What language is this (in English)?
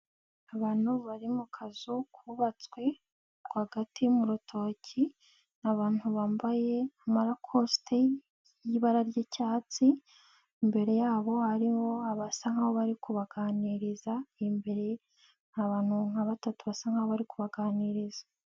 Kinyarwanda